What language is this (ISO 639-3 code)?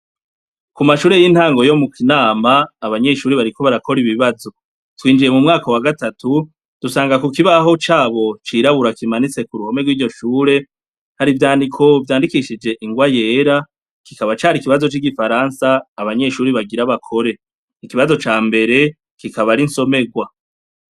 run